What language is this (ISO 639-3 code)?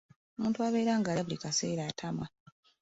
lug